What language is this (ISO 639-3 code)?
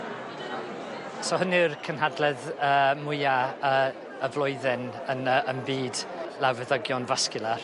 cym